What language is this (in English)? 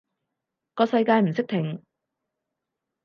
Cantonese